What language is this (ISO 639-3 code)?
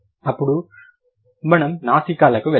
tel